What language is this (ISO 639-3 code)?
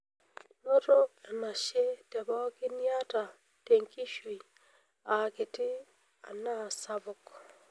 mas